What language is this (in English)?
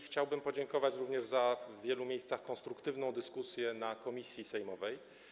Polish